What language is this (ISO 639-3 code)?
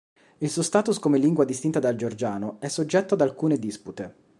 ita